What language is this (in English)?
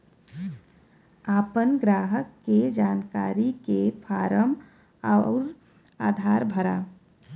Bhojpuri